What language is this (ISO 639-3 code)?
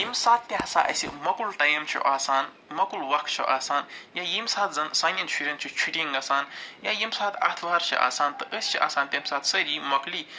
kas